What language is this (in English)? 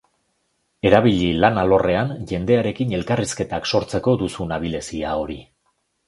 Basque